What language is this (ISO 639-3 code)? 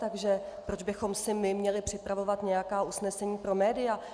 ces